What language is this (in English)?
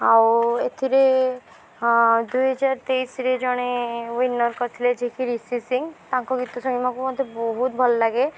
Odia